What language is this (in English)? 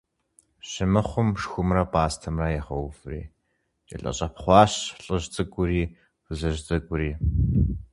Kabardian